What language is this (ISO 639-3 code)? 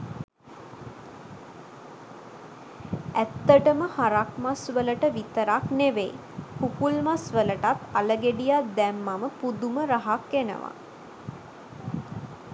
sin